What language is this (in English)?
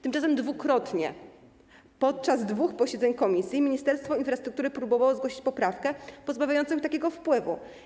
Polish